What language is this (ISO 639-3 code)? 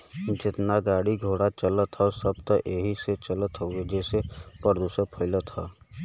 bho